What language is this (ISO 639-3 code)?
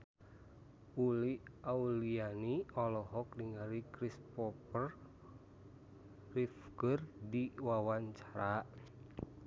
sun